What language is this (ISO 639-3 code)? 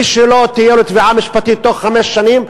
heb